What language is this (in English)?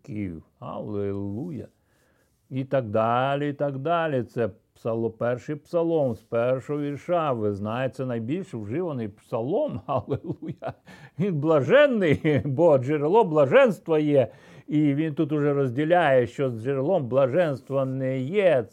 Ukrainian